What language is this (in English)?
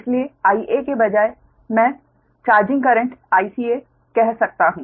Hindi